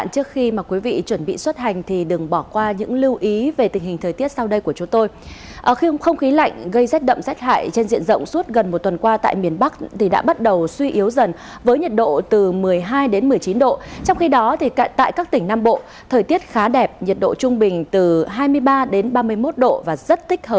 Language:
Vietnamese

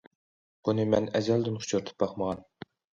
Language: Uyghur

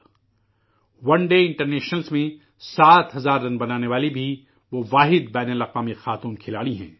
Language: Urdu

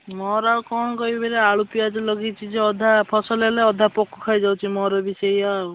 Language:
Odia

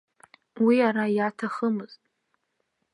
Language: Abkhazian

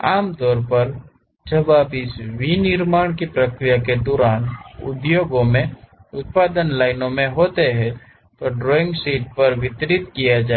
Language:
Hindi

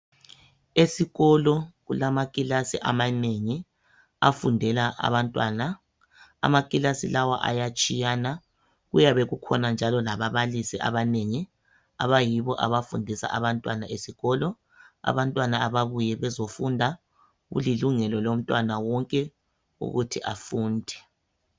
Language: North Ndebele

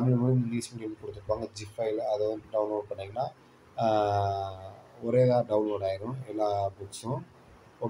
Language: Tamil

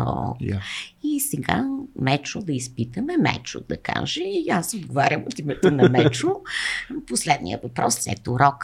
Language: Bulgarian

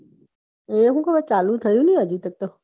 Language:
Gujarati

